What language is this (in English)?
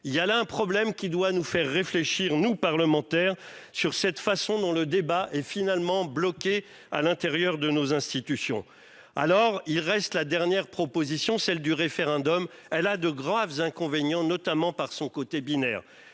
French